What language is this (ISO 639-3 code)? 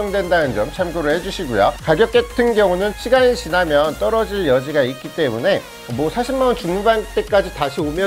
kor